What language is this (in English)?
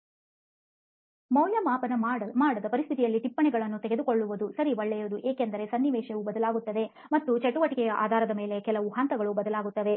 Kannada